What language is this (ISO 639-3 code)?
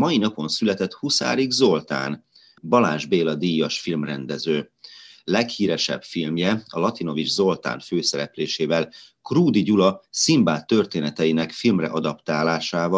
hun